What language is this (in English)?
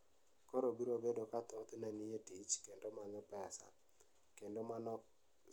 Luo (Kenya and Tanzania)